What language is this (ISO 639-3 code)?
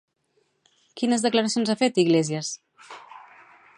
cat